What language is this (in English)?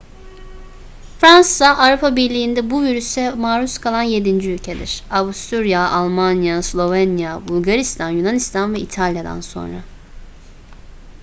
Turkish